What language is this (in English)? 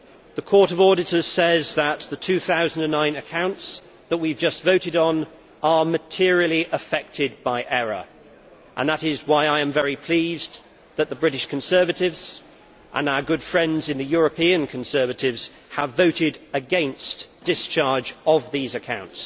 English